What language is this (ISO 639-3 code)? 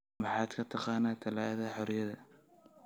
som